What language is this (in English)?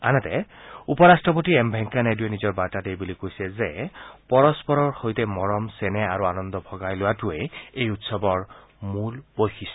Assamese